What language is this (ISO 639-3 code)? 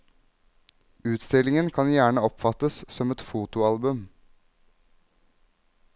nor